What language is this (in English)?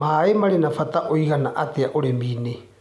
Kikuyu